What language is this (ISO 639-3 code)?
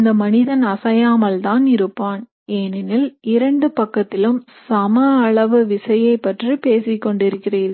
tam